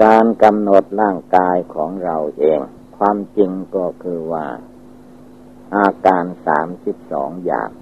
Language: Thai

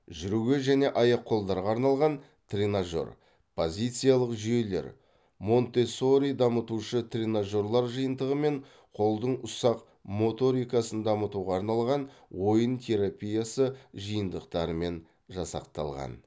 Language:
Kazakh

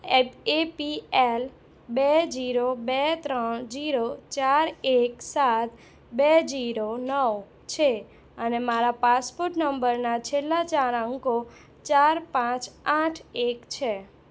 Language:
Gujarati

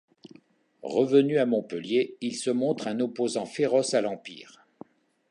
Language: French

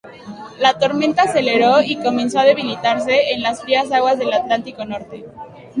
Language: Spanish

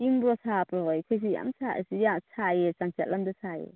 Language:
Manipuri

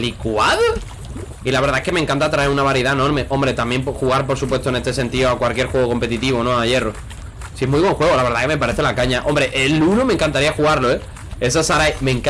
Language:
Spanish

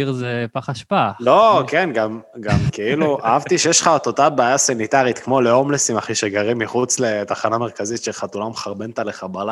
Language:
Hebrew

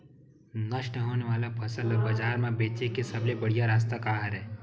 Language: Chhattisgarhi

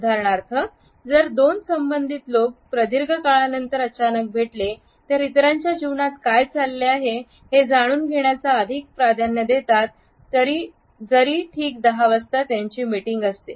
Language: Marathi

